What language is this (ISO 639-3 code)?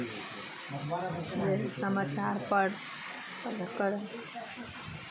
mai